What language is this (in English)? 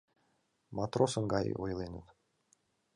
Mari